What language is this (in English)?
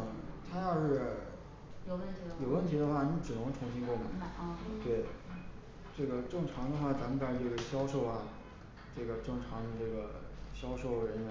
Chinese